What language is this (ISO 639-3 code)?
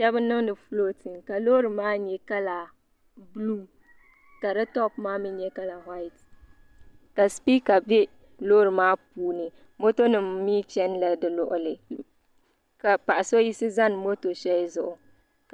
dag